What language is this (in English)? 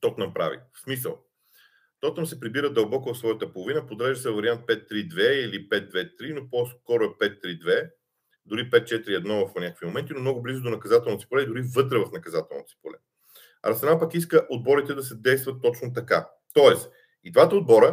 Bulgarian